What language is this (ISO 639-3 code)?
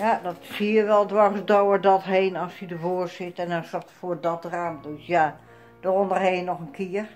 nld